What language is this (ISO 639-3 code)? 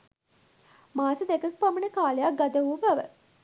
sin